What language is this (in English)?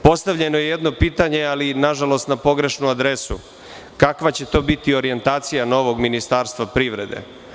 Serbian